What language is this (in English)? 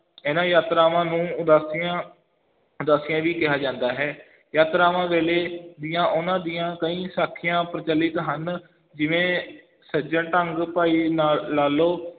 Punjabi